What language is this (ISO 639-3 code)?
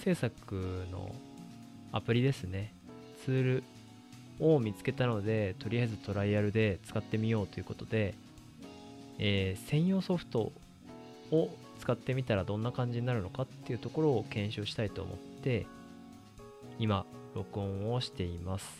jpn